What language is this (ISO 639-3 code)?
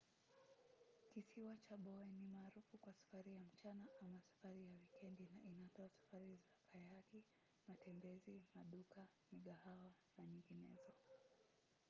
swa